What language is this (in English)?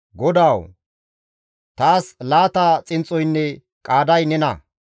Gamo